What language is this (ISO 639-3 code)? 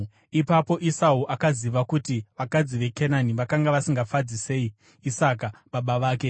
sna